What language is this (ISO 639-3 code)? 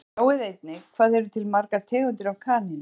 isl